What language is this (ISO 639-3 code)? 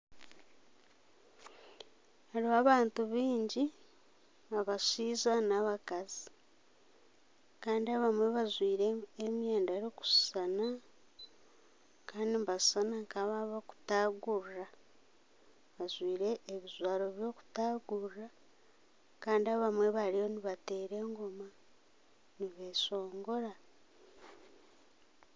nyn